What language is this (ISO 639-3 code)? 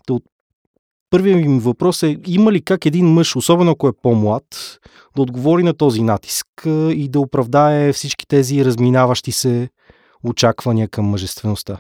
bul